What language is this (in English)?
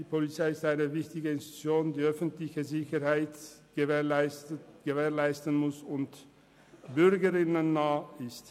Swiss German